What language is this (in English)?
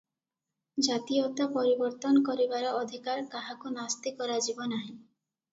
Odia